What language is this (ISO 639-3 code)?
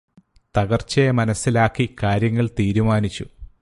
mal